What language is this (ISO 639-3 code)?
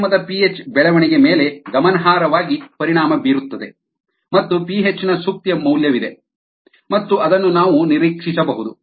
kan